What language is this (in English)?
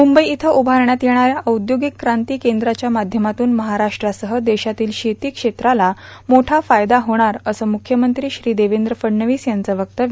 Marathi